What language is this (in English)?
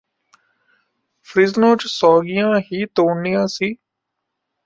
Punjabi